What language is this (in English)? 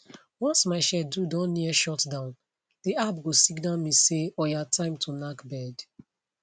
Nigerian Pidgin